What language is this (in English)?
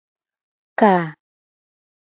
Gen